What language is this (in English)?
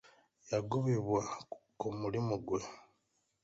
Ganda